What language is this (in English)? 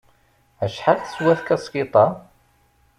Kabyle